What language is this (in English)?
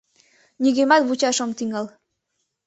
Mari